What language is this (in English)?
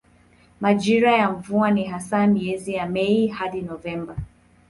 Swahili